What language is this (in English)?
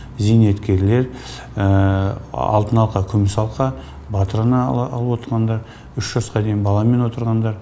Kazakh